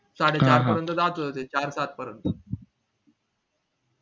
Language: Marathi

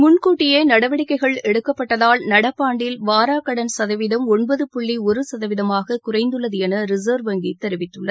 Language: Tamil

